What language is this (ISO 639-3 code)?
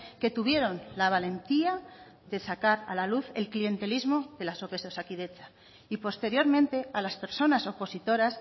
spa